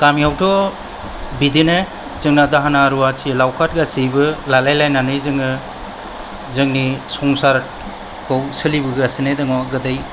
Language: Bodo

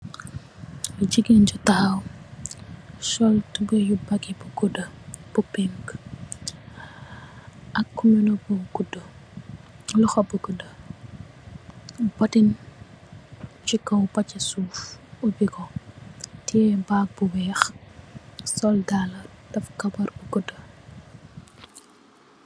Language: Wolof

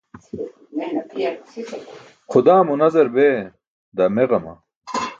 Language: Burushaski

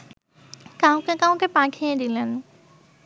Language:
Bangla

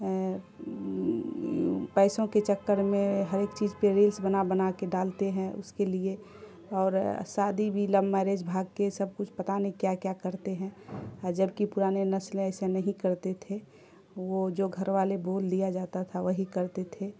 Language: Urdu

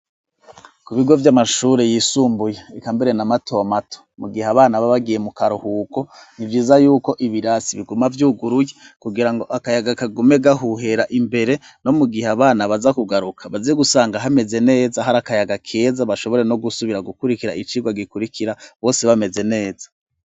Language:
Rundi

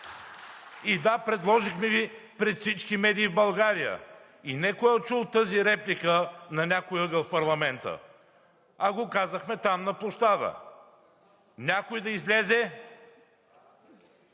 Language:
Bulgarian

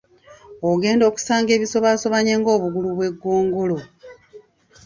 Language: Ganda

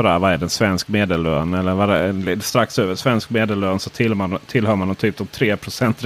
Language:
Swedish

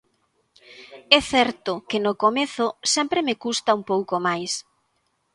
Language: Galician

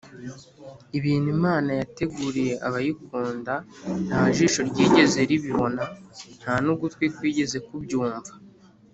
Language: Kinyarwanda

